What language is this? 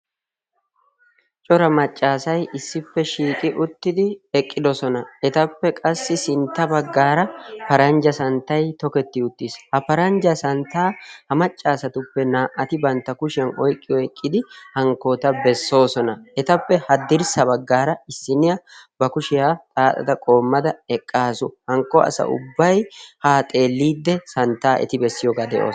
Wolaytta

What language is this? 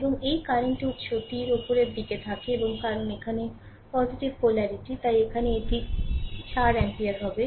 Bangla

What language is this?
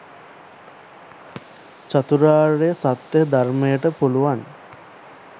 Sinhala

